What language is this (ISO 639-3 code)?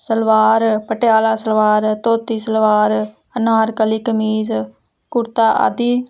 pan